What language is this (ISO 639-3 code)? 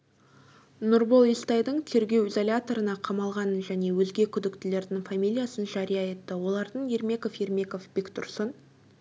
kaz